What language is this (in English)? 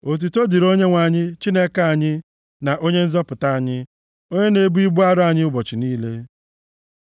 Igbo